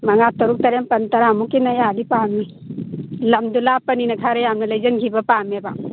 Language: Manipuri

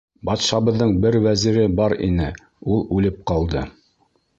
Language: Bashkir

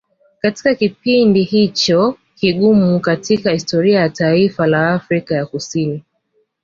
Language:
Swahili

